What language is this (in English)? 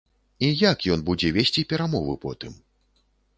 Belarusian